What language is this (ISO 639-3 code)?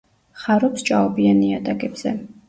kat